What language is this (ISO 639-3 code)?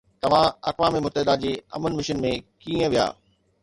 snd